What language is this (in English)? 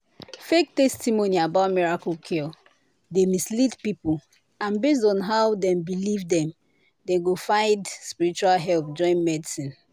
Nigerian Pidgin